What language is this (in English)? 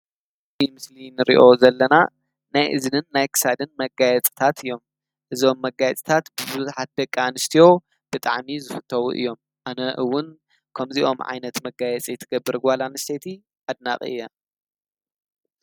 Tigrinya